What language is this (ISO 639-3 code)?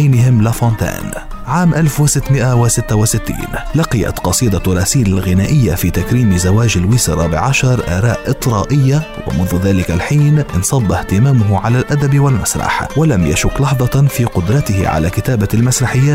ara